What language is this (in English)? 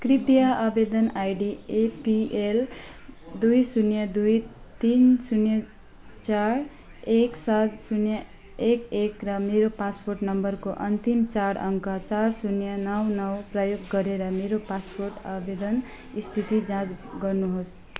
Nepali